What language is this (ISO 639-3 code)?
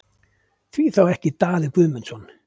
isl